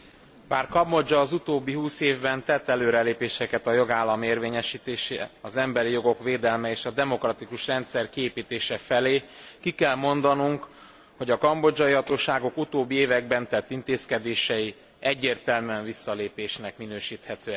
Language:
Hungarian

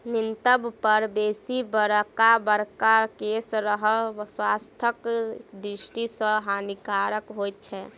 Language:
Maithili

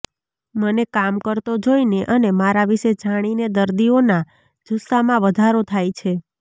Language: Gujarati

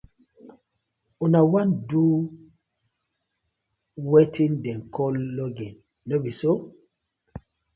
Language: Nigerian Pidgin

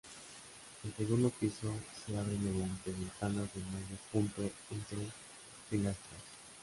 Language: Spanish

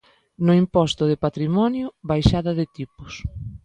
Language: Galician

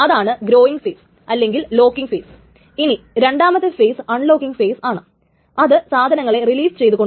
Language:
Malayalam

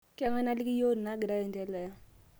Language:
Masai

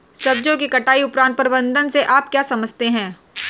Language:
Hindi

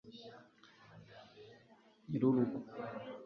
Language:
Kinyarwanda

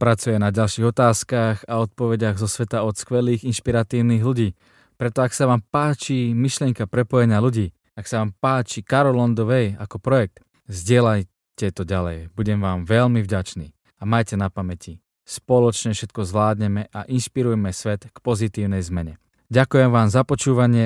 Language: Slovak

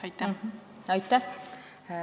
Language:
Estonian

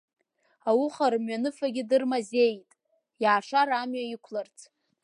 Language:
Abkhazian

